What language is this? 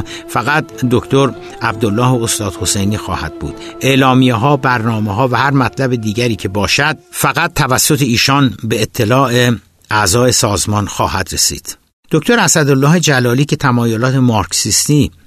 Persian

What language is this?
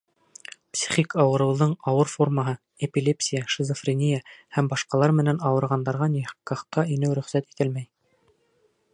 Bashkir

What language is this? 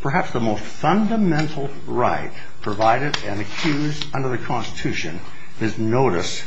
English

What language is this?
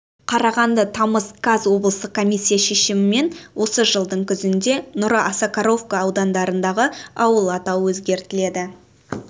Kazakh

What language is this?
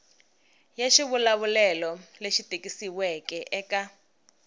Tsonga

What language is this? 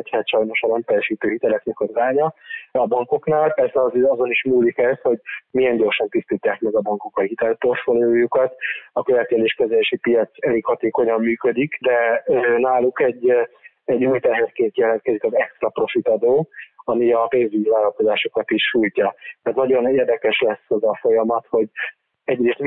Hungarian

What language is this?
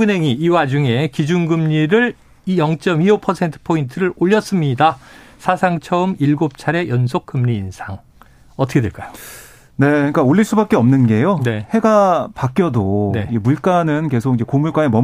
Korean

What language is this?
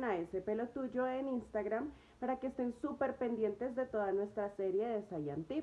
Spanish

